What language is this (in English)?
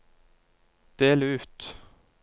Norwegian